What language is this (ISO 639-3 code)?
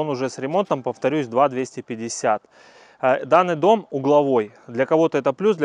rus